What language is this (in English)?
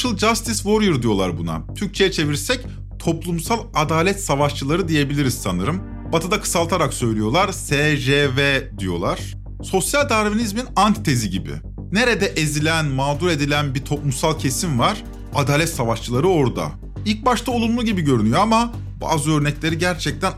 Turkish